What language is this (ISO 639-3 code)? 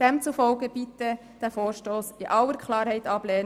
gsw